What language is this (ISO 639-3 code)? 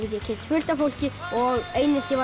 isl